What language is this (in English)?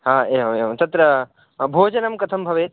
Sanskrit